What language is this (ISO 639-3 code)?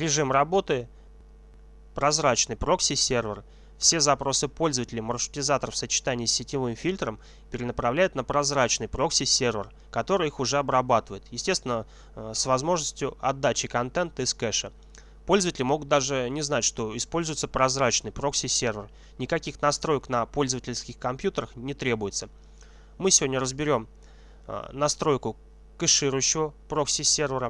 rus